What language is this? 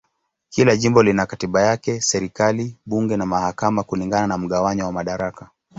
Swahili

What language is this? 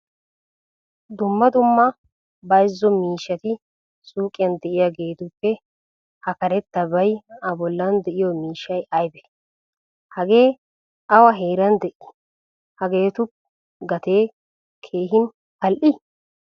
Wolaytta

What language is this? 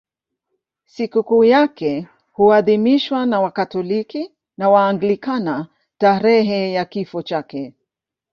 Swahili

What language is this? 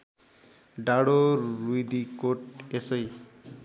Nepali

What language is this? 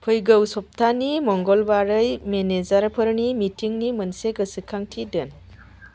Bodo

